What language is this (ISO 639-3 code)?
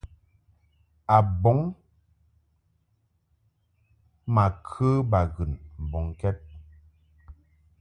mhk